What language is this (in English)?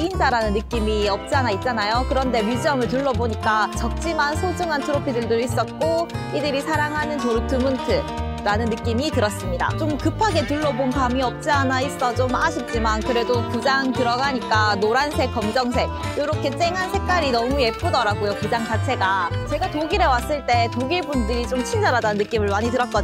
Korean